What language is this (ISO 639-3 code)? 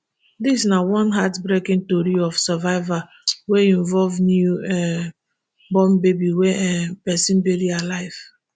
pcm